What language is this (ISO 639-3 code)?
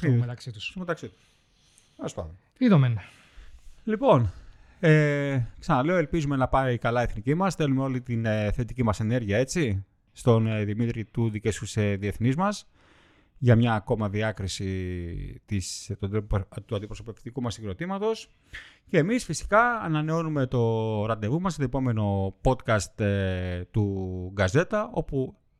ell